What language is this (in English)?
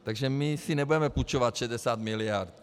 Czech